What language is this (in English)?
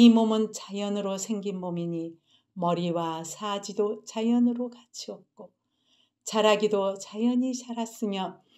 Korean